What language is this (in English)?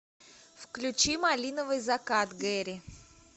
Russian